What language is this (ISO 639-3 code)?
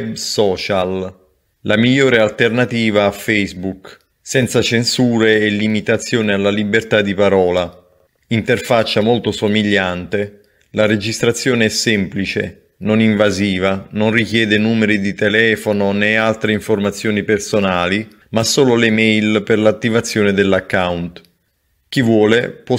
ita